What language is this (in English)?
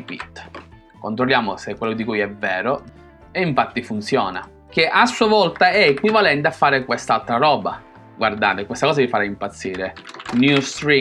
Italian